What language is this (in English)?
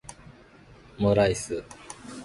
Japanese